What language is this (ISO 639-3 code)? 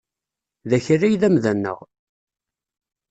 kab